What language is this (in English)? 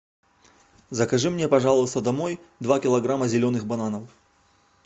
Russian